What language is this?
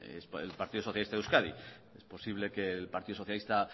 Spanish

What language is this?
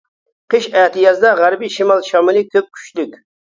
Uyghur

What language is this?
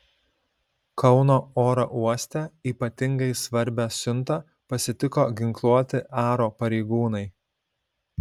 Lithuanian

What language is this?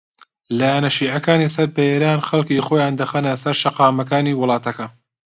Central Kurdish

